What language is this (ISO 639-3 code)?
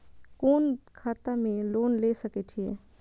mai